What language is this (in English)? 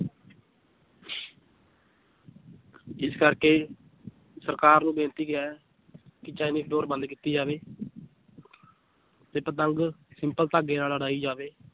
Punjabi